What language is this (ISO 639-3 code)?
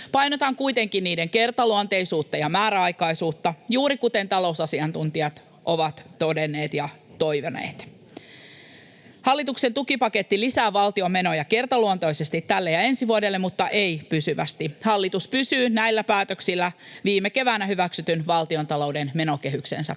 fin